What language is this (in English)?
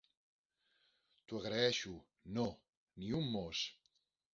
Catalan